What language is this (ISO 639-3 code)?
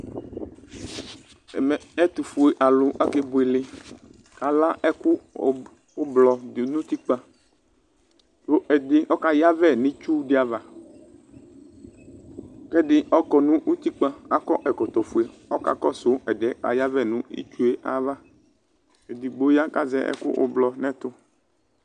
kpo